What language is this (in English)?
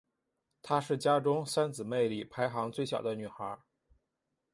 Chinese